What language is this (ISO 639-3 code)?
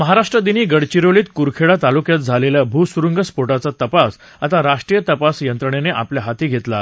mar